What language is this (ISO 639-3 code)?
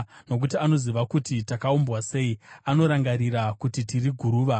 sna